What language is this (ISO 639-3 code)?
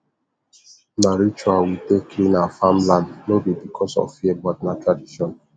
pcm